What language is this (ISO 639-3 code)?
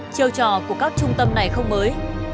vie